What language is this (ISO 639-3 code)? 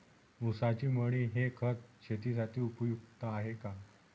mar